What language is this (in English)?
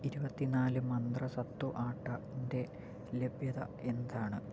Malayalam